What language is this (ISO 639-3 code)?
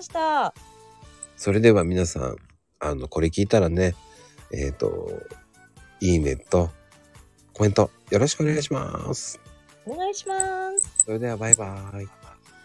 jpn